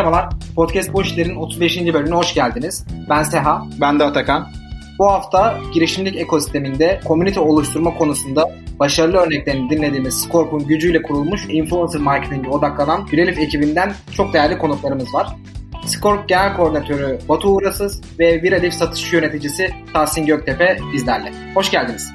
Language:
Turkish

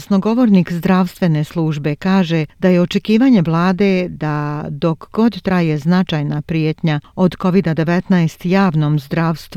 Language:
Croatian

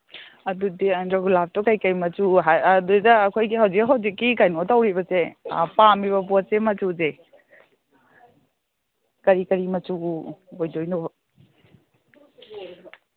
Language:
Manipuri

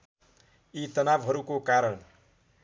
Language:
Nepali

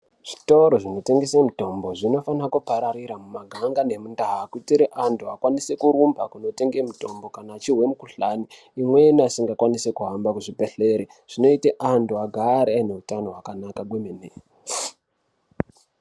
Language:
Ndau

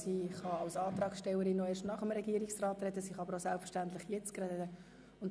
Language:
Swiss German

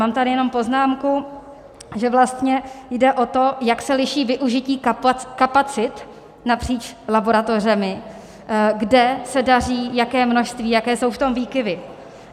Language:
Czech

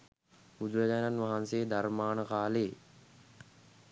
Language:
Sinhala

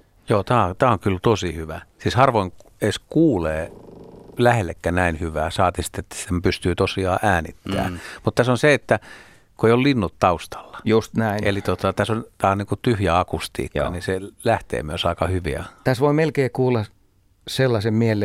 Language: Finnish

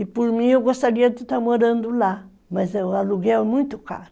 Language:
Portuguese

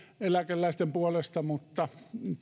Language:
Finnish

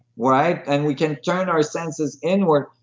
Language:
English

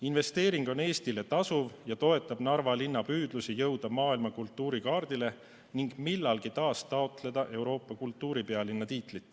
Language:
Estonian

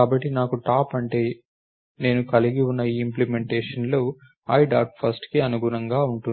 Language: Telugu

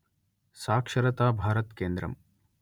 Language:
Telugu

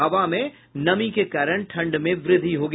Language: Hindi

